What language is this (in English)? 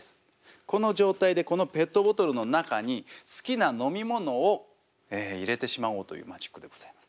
Japanese